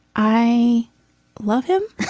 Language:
English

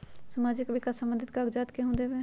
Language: Magahi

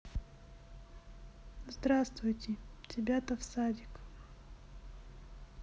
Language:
Russian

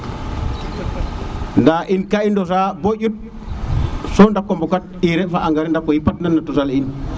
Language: Serer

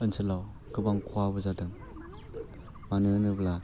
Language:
Bodo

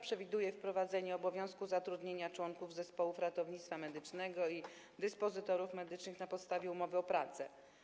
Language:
Polish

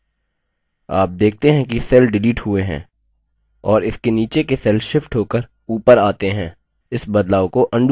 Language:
Hindi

